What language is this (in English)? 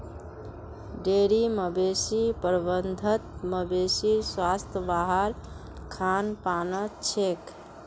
Magahi